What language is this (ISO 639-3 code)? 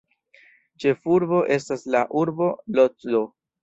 epo